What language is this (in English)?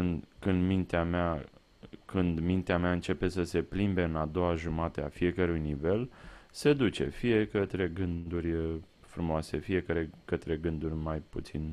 Romanian